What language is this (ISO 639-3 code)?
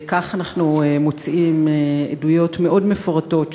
heb